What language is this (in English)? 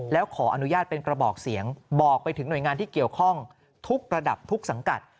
Thai